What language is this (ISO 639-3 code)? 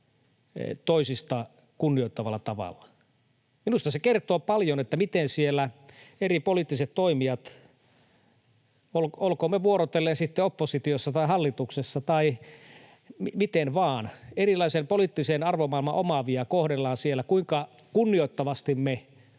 fin